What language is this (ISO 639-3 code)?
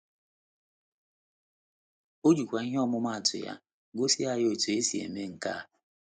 ibo